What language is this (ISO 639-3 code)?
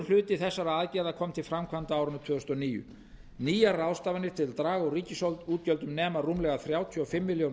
isl